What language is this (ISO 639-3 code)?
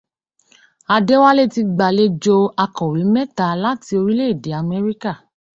yor